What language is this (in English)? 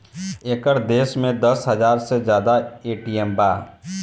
Bhojpuri